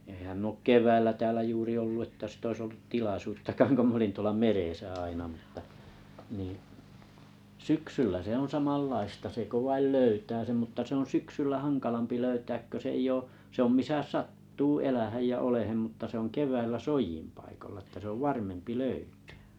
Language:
Finnish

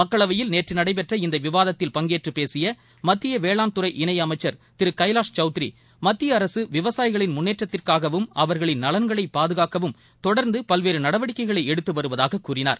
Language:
Tamil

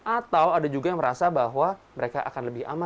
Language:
Indonesian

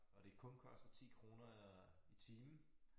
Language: Danish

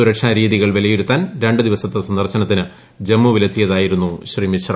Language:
Malayalam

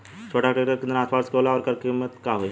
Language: Bhojpuri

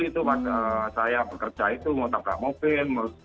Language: Indonesian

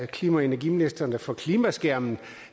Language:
Danish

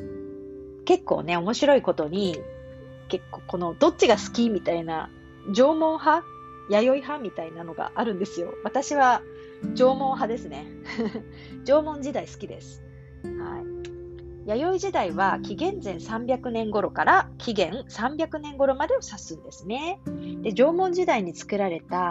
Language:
Japanese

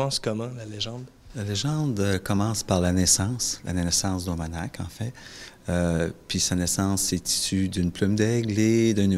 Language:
French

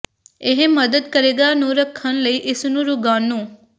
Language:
Punjabi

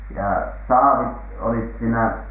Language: Finnish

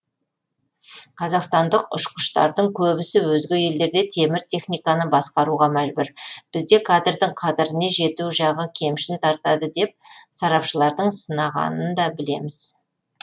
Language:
Kazakh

